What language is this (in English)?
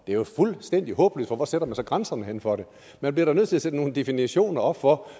Danish